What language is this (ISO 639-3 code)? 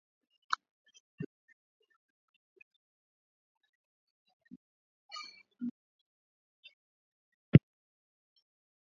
swa